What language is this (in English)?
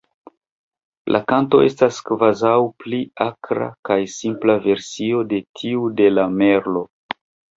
Esperanto